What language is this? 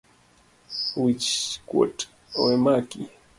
Luo (Kenya and Tanzania)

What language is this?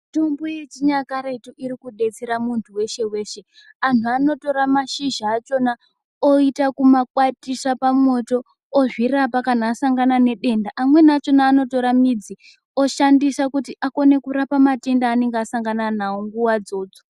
Ndau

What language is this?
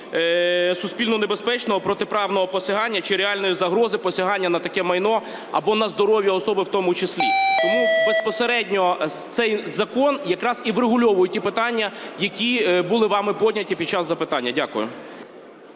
Ukrainian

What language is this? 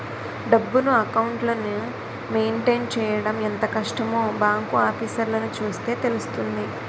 Telugu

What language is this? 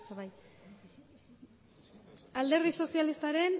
Basque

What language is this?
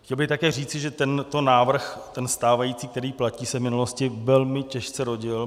Czech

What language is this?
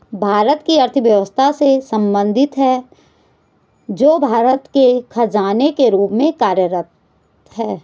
Hindi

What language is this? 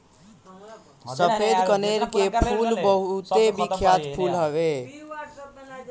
Bhojpuri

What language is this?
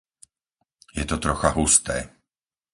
Slovak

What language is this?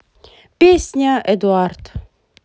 Russian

